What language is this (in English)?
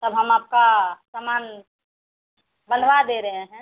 Hindi